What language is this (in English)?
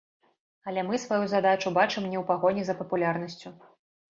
Belarusian